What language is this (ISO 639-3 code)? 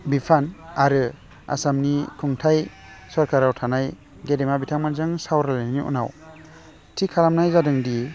brx